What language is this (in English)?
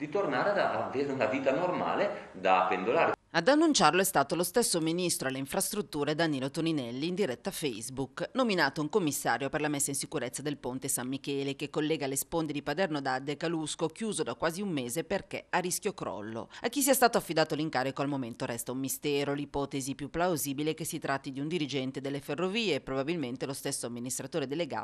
Italian